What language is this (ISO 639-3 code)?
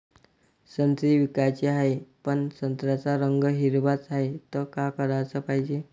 mar